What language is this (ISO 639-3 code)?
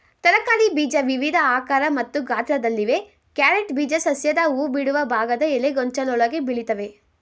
kan